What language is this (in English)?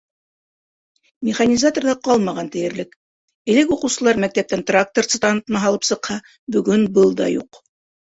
Bashkir